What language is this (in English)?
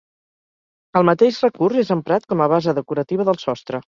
Catalan